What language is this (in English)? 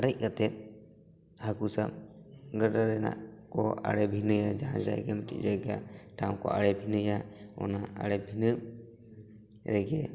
Santali